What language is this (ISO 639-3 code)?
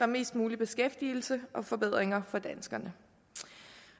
dan